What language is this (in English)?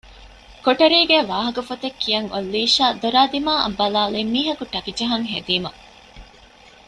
Divehi